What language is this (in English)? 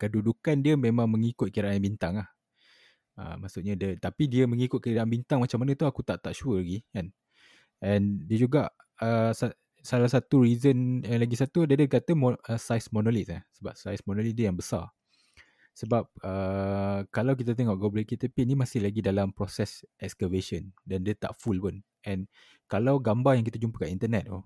Malay